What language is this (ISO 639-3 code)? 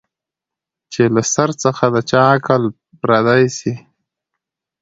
pus